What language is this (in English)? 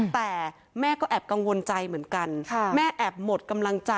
Thai